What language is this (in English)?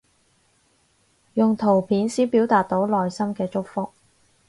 Cantonese